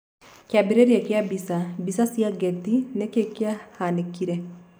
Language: Kikuyu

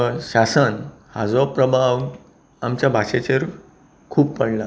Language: Konkani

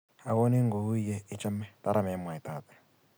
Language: Kalenjin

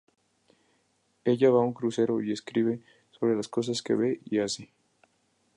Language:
Spanish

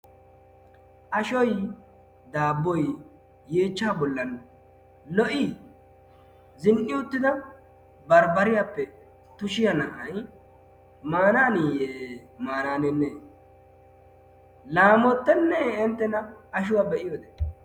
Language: Wolaytta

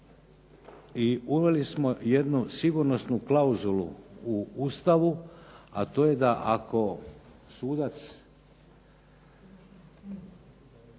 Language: Croatian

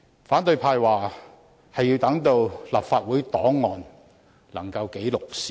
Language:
Cantonese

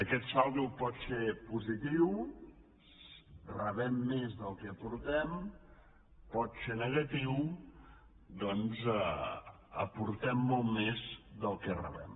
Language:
Catalan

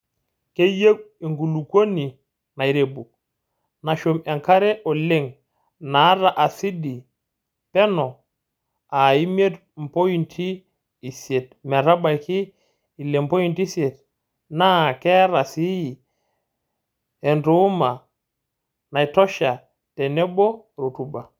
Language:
Masai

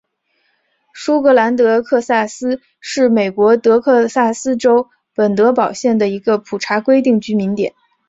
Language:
Chinese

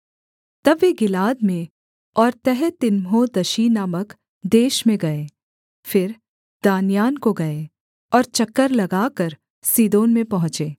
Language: Hindi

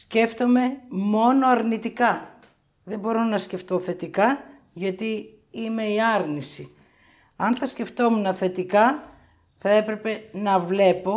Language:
Greek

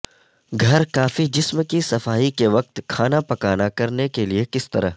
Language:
Urdu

